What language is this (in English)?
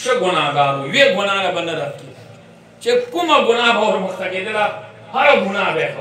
Romanian